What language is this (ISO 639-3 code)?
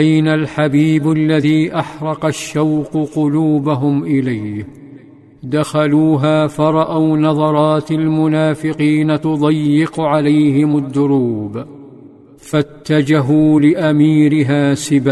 ara